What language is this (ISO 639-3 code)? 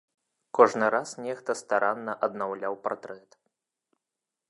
bel